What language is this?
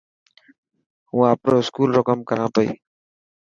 Dhatki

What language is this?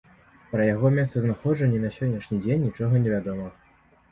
Belarusian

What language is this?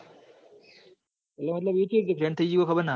Gujarati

